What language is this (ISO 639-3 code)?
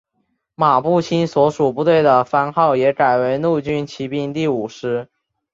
zho